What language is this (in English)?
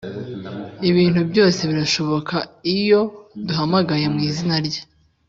Kinyarwanda